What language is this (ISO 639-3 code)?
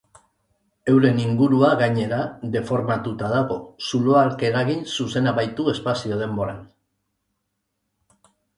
eus